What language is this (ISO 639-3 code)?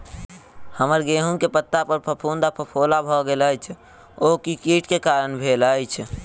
mai